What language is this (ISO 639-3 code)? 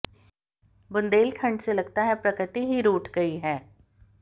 hin